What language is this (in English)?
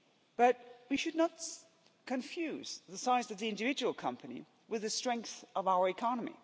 English